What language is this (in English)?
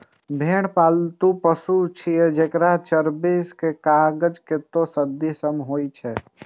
Maithili